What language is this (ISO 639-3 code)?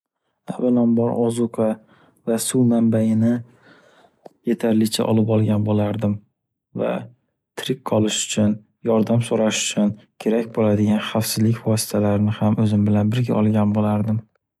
uzb